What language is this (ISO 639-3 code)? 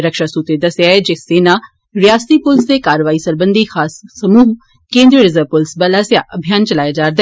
doi